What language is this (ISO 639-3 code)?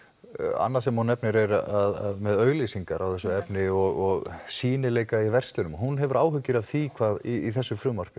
isl